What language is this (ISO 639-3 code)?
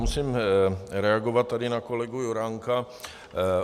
ces